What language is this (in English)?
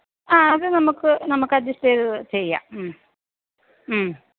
Malayalam